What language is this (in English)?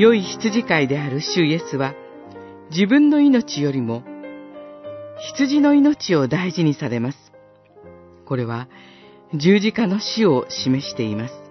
Japanese